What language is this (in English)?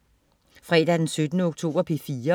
Danish